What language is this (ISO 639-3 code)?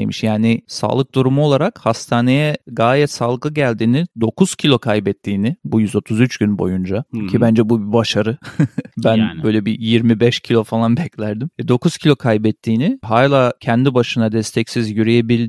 tur